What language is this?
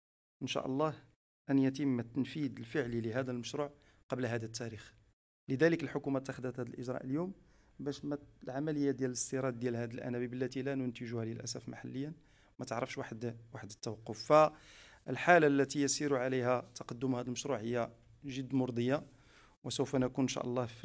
Arabic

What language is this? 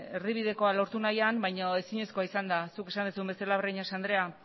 Basque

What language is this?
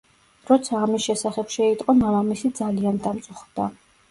Georgian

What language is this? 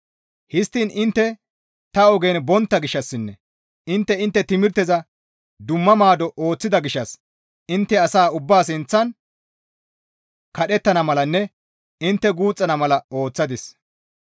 Gamo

